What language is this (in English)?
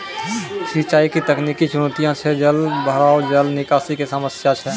Maithili